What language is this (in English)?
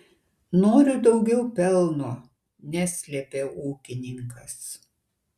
Lithuanian